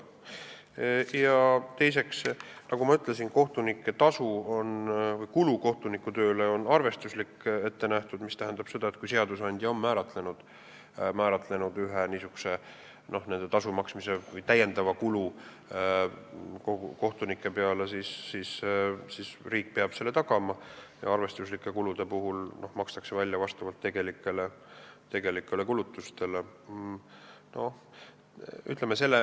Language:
Estonian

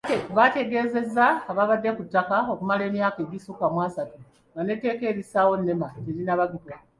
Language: Ganda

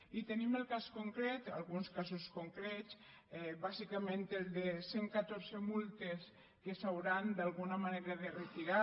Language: Catalan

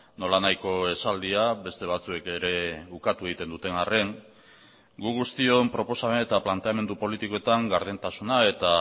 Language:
Basque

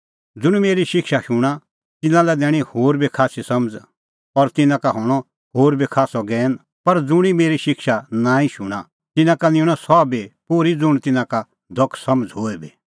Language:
Kullu Pahari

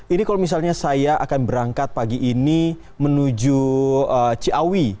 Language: Indonesian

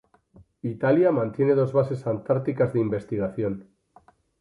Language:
Spanish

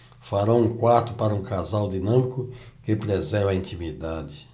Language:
Portuguese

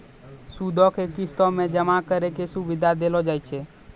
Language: Maithili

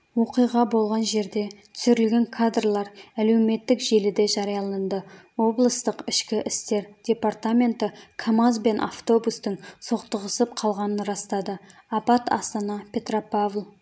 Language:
Kazakh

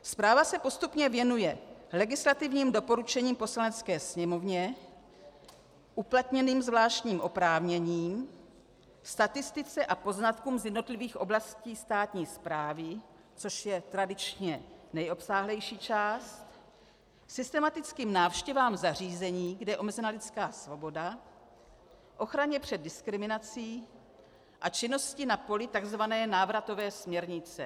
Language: Czech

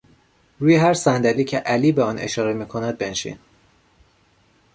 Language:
Persian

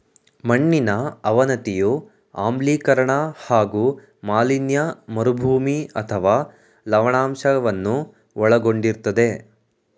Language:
Kannada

